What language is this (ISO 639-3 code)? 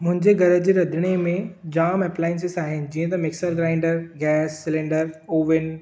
snd